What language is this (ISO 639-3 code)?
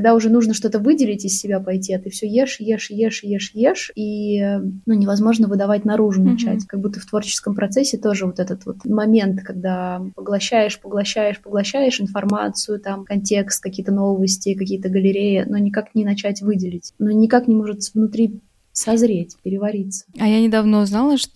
rus